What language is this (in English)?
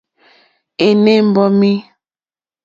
Mokpwe